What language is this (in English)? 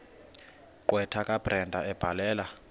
Xhosa